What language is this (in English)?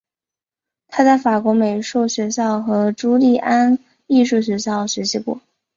Chinese